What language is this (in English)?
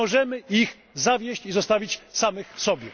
Polish